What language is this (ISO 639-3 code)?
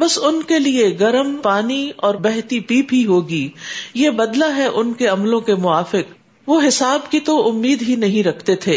urd